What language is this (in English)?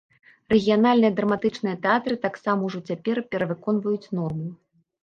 Belarusian